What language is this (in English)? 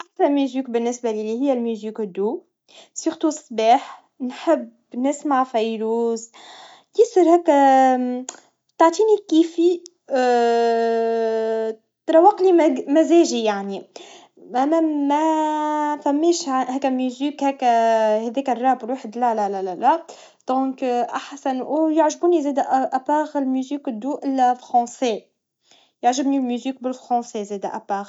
Tunisian Arabic